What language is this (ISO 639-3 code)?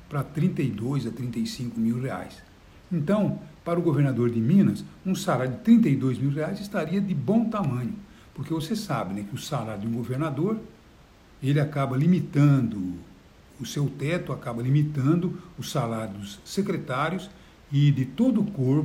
por